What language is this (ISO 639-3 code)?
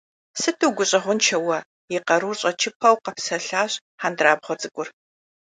kbd